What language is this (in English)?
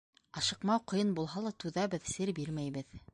Bashkir